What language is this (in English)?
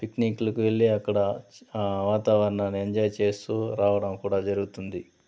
Telugu